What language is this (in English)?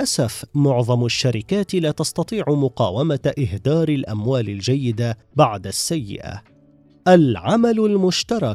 Arabic